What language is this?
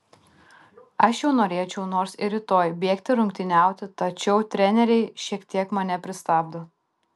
Lithuanian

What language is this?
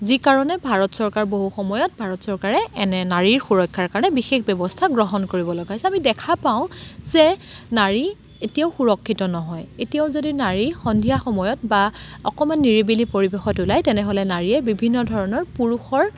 Assamese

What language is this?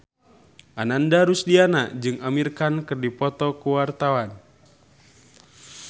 Sundanese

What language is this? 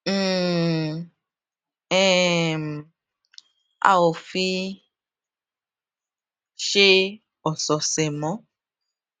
Yoruba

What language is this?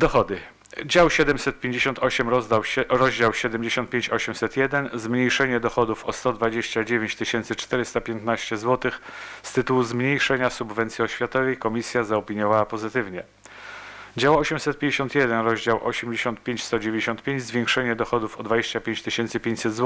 Polish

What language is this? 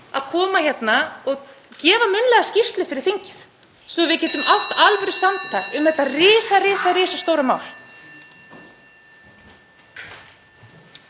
Icelandic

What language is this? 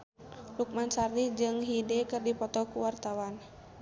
Sundanese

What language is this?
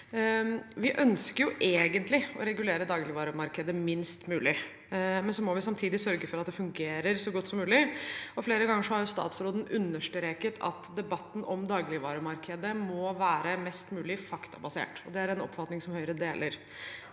Norwegian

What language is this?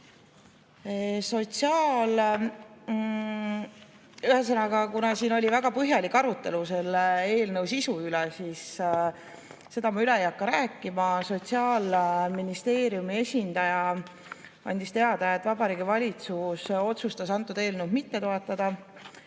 Estonian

